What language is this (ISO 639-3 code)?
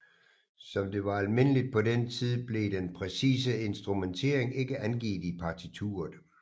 dan